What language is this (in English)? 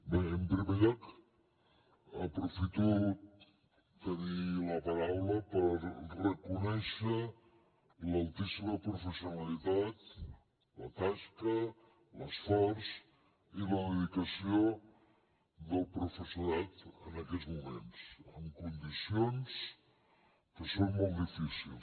Catalan